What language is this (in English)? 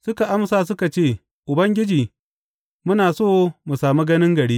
Hausa